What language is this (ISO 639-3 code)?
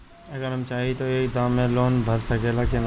bho